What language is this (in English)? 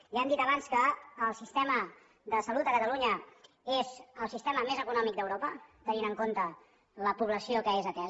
Catalan